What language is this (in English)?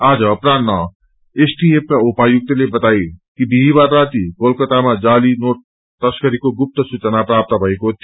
Nepali